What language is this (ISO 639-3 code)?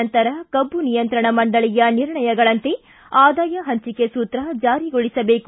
kan